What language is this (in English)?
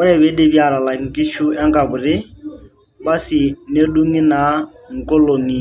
Masai